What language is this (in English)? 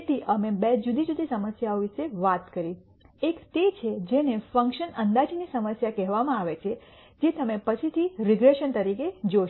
Gujarati